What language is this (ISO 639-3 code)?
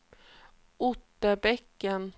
swe